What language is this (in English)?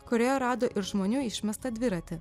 Lithuanian